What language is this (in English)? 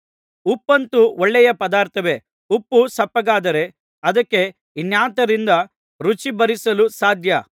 Kannada